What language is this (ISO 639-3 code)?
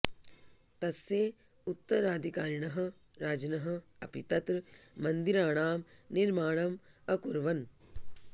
san